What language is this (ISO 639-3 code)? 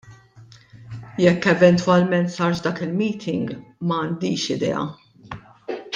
mlt